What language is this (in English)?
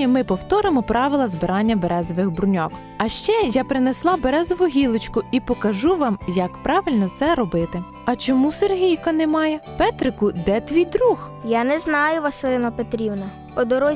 Ukrainian